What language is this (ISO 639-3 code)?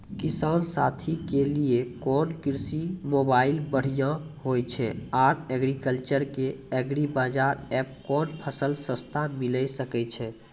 mai